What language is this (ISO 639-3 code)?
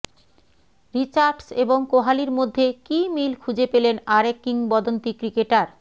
ben